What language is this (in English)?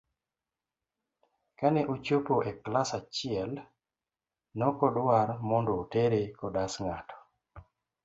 Luo (Kenya and Tanzania)